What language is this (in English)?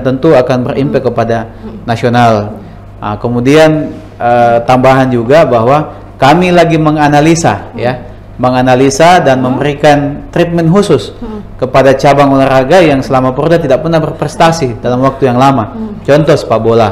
Indonesian